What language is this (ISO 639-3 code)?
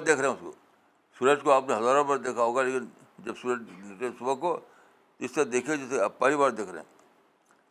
urd